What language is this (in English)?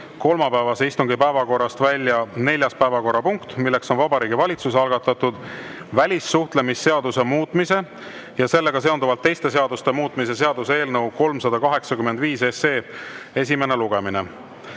Estonian